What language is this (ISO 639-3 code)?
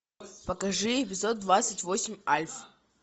rus